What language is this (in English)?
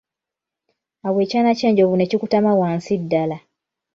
Ganda